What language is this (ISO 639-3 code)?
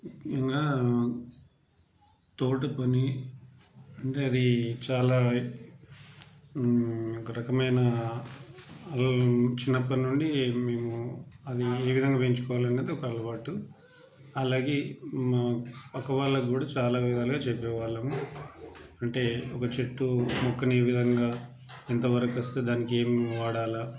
tel